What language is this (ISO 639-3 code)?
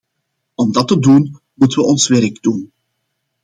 nld